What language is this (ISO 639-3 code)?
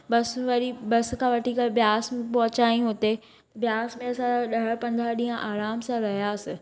snd